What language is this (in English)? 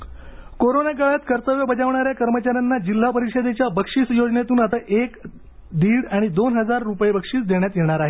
Marathi